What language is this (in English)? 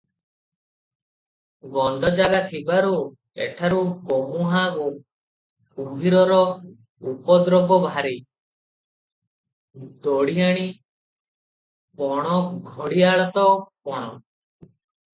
Odia